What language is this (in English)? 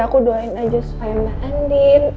Indonesian